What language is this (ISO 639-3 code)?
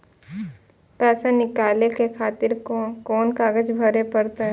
mai